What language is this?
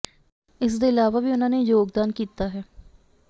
Punjabi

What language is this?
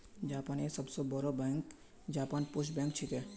Magahi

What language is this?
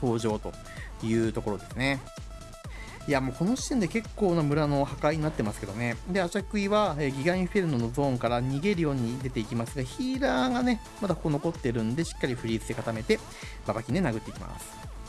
Japanese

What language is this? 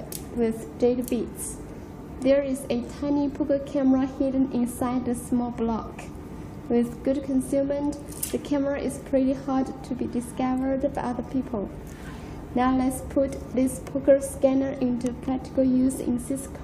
English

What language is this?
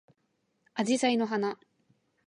Japanese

